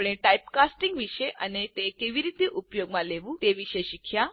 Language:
Gujarati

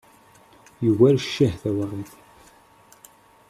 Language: Kabyle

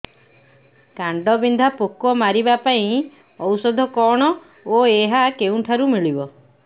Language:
Odia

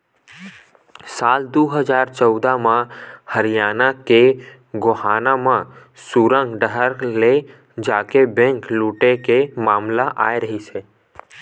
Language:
Chhattisgarhi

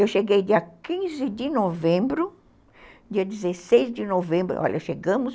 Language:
Portuguese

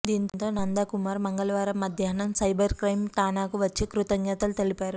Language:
Telugu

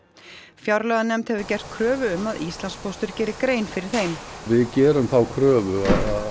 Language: Icelandic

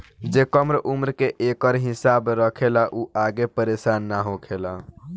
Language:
Bhojpuri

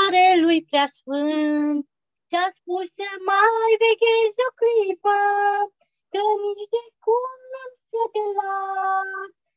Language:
Romanian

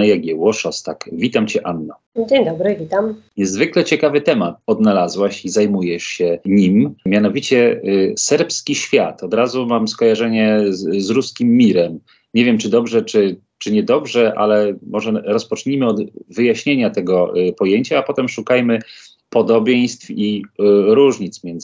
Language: Polish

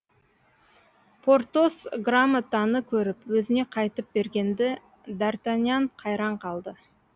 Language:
Kazakh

